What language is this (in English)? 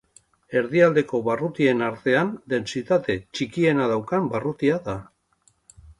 Basque